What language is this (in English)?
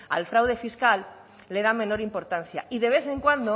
Spanish